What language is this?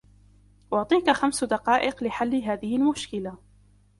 Arabic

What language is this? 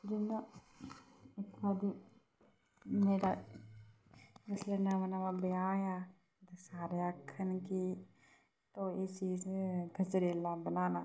Dogri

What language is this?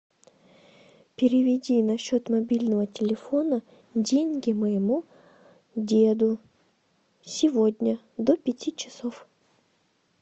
Russian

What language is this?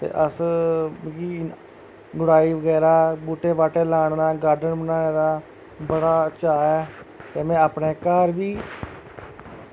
Dogri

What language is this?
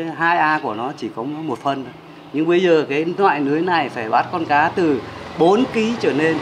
Vietnamese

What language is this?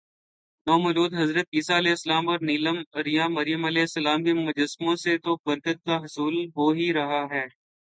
Urdu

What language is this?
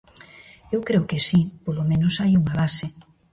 Galician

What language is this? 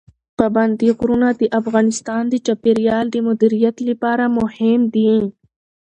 Pashto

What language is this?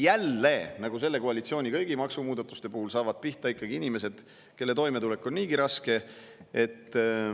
Estonian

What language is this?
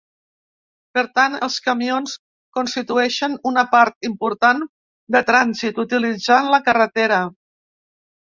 Catalan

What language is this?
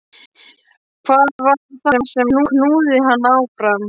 Icelandic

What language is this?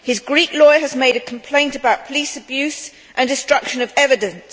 English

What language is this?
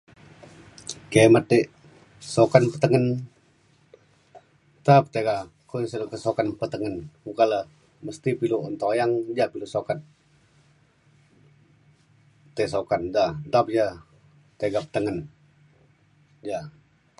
Mainstream Kenyah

